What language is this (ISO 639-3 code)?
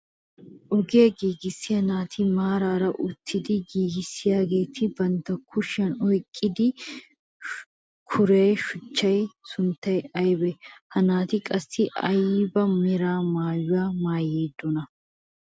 wal